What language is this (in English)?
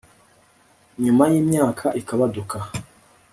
Kinyarwanda